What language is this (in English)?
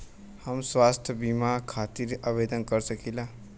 Bhojpuri